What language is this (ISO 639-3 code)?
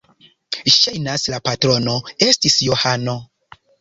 epo